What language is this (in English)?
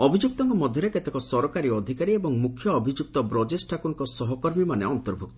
Odia